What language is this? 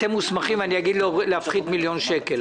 Hebrew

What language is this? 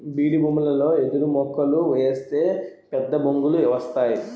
Telugu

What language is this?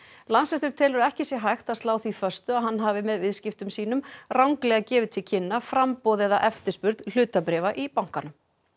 Icelandic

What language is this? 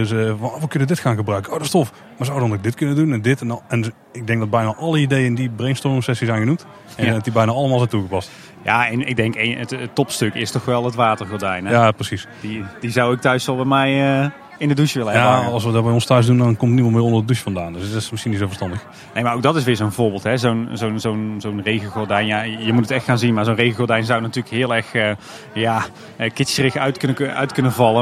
Dutch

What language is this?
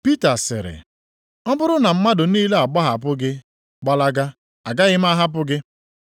Igbo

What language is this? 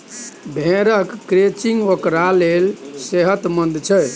Maithili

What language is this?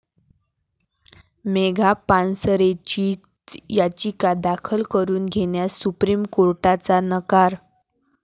Marathi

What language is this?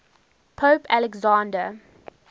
English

